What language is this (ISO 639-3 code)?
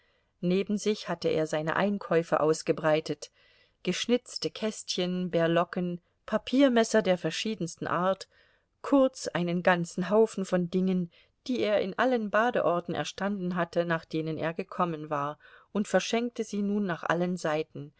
deu